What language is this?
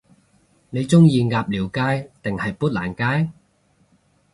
Cantonese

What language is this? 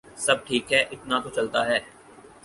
Urdu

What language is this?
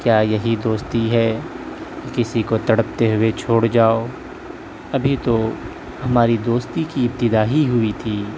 Urdu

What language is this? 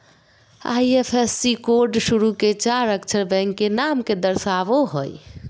Magahi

